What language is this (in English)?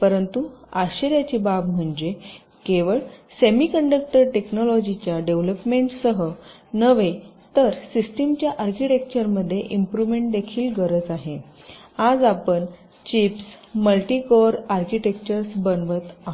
Marathi